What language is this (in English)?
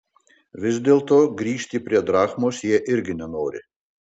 Lithuanian